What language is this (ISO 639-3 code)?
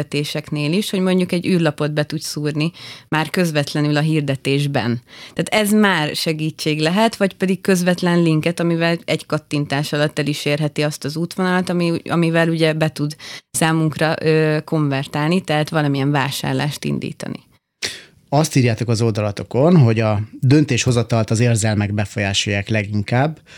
hun